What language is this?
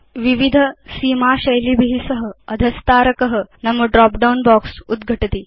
Sanskrit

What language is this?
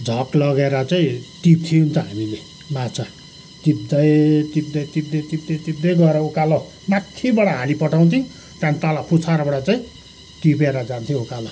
Nepali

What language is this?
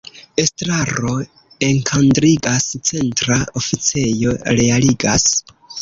Esperanto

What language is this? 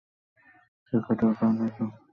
Bangla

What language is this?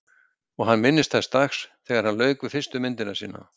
Icelandic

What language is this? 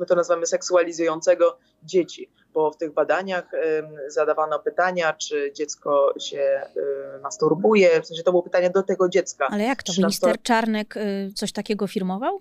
Polish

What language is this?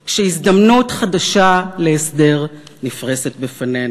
Hebrew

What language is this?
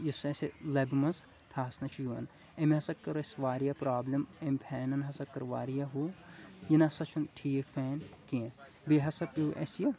Kashmiri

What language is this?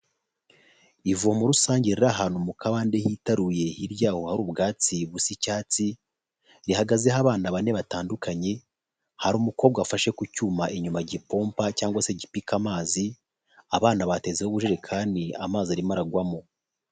Kinyarwanda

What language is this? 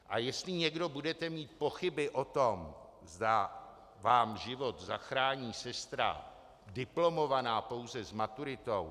Czech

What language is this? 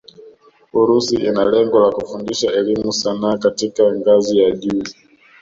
Swahili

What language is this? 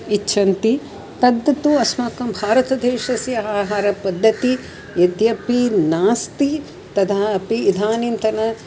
Sanskrit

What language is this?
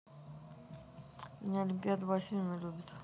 Russian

